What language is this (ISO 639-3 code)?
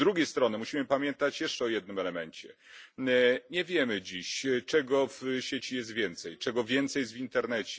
pol